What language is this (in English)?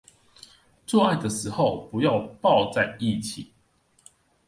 Chinese